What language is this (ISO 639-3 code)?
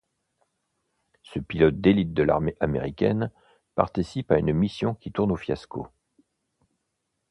fra